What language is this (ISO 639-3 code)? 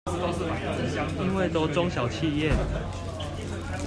zho